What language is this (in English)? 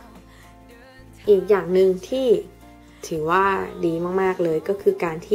Thai